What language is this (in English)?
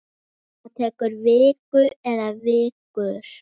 Icelandic